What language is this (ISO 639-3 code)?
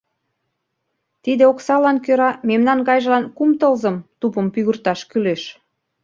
chm